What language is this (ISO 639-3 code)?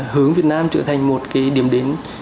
vie